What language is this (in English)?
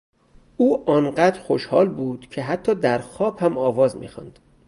Persian